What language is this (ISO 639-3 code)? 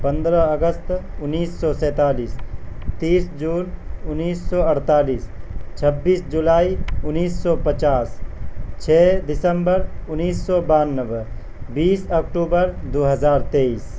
urd